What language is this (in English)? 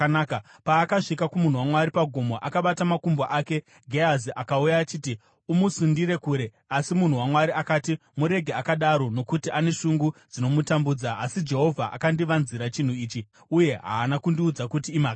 Shona